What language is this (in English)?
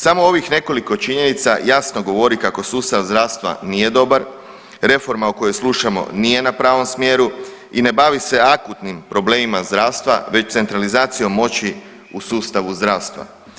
Croatian